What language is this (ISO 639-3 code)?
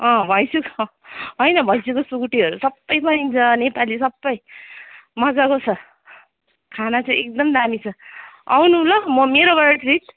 nep